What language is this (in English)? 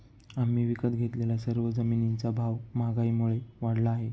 Marathi